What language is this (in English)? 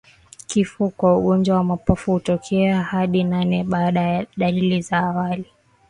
Swahili